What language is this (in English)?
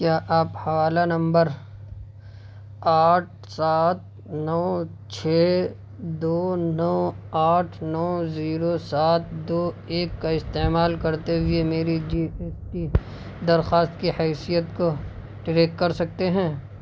Urdu